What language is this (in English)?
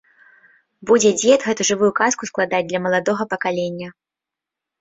Belarusian